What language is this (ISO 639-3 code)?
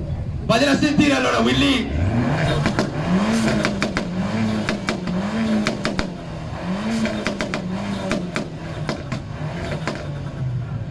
ita